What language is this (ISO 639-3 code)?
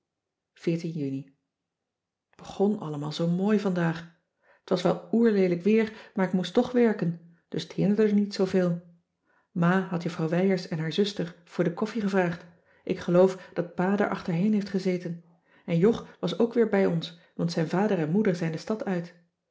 nld